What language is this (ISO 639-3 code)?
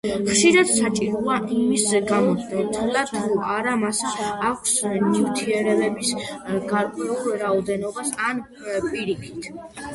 kat